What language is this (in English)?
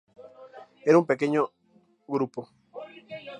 Spanish